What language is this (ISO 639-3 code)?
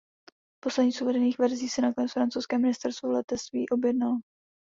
ces